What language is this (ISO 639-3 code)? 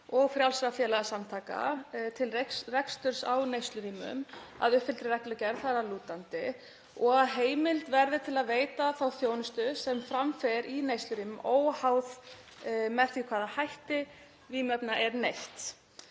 isl